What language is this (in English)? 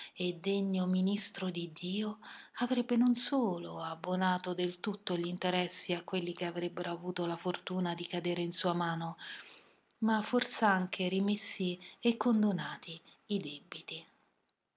Italian